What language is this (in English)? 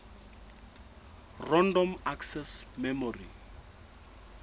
Southern Sotho